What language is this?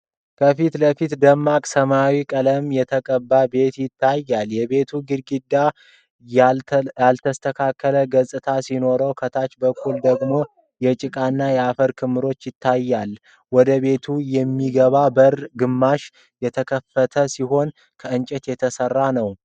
Amharic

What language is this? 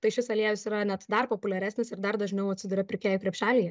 Lithuanian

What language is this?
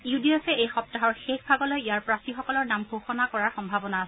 Assamese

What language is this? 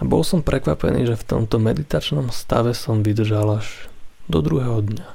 Slovak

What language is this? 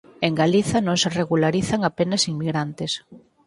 Galician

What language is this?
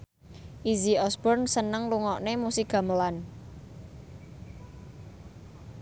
Javanese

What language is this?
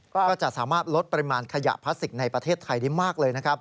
Thai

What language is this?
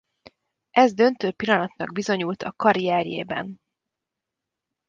Hungarian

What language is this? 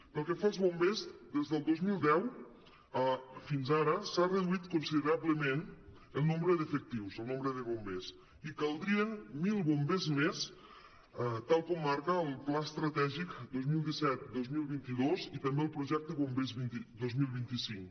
Catalan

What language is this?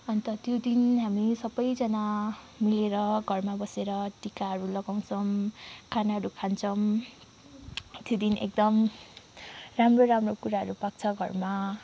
Nepali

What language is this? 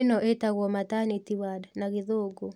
Kikuyu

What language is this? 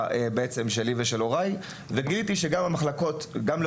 Hebrew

